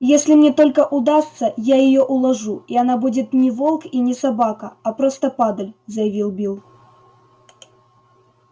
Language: Russian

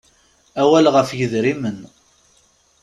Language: Kabyle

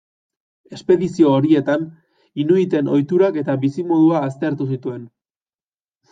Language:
Basque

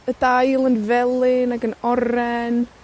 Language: Welsh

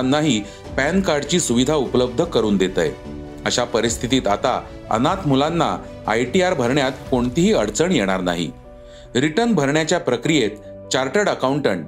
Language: Marathi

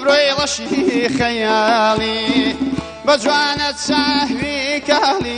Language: Arabic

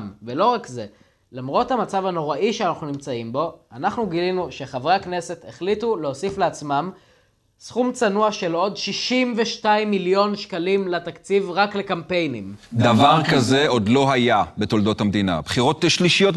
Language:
Hebrew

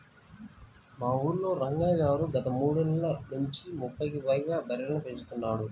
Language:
Telugu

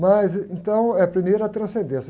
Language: Portuguese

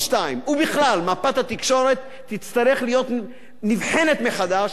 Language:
Hebrew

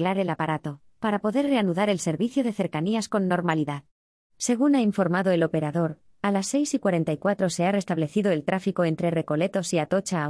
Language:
Spanish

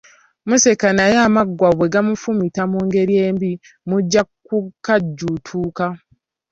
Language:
Ganda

